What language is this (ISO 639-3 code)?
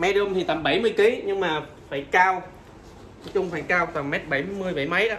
vie